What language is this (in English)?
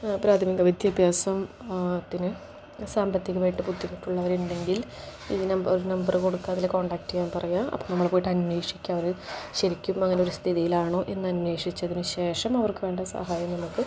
Malayalam